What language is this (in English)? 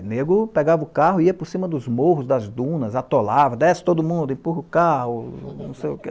Portuguese